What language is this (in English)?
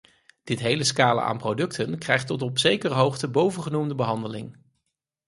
Dutch